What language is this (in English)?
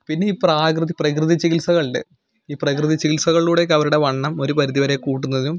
Malayalam